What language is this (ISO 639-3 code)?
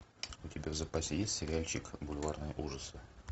rus